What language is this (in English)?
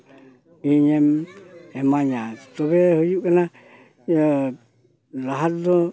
Santali